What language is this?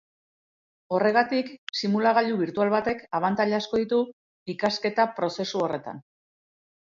Basque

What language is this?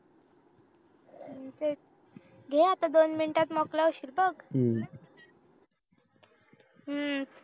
Marathi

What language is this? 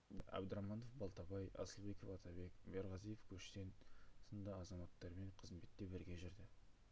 Kazakh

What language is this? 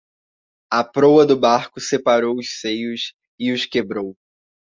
Portuguese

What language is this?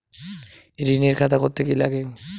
Bangla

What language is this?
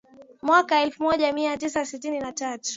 Swahili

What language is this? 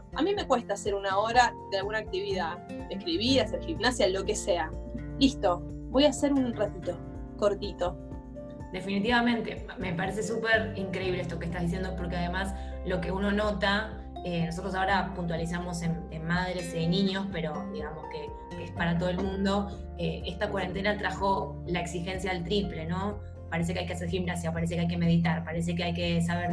Spanish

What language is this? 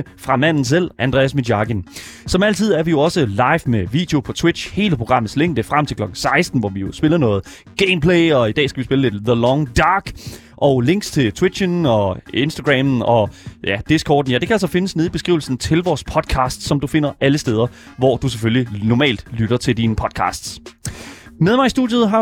Danish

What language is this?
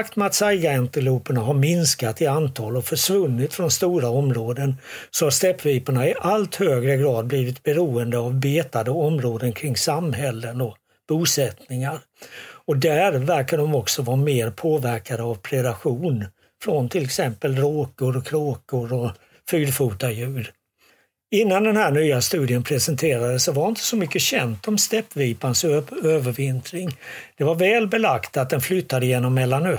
Swedish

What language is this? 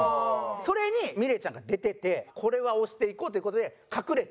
Japanese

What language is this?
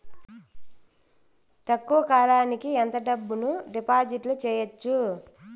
Telugu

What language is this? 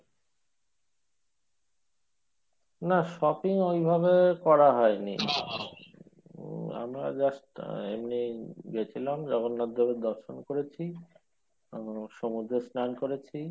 Bangla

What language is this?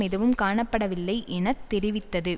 Tamil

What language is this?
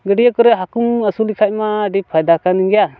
Santali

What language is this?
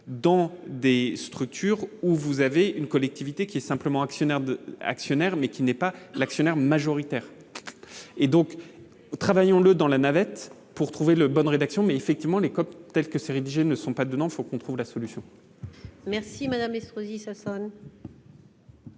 French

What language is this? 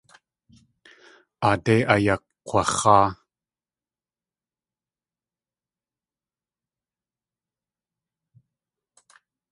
Tlingit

